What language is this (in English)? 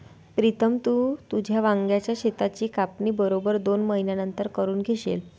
Marathi